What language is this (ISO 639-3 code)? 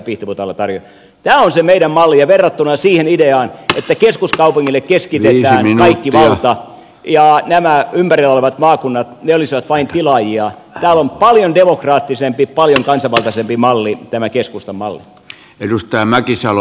fin